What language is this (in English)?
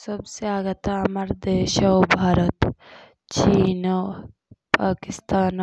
Jaunsari